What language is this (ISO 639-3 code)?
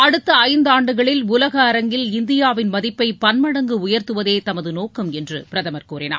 tam